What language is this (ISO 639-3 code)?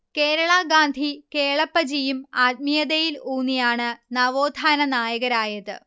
mal